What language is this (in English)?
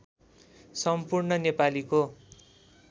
Nepali